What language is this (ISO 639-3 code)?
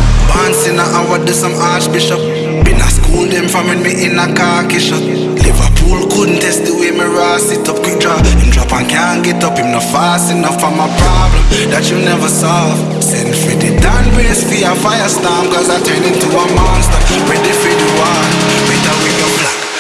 eng